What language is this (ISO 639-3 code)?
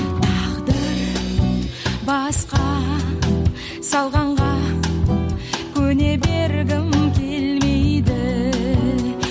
kaz